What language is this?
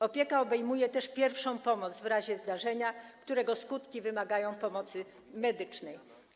Polish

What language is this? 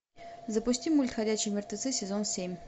Russian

